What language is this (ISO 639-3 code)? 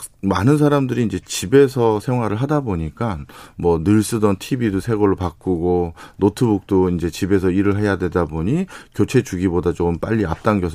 kor